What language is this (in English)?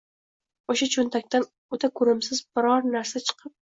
Uzbek